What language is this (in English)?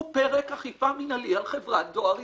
Hebrew